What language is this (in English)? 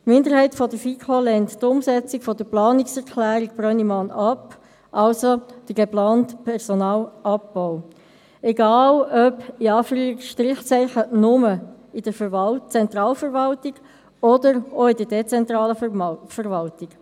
Swiss German